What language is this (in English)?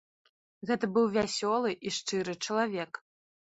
Belarusian